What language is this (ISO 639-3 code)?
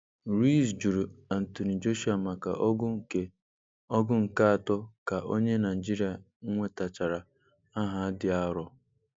ibo